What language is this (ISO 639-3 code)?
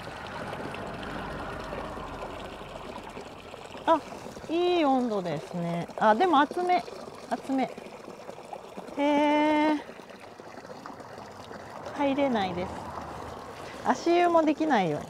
jpn